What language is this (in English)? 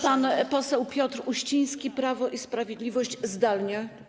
Polish